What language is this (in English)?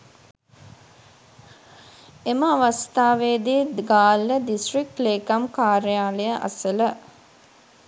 Sinhala